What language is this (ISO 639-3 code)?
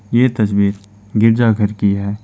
hin